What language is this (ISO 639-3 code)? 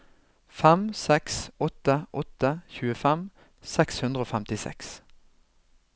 nor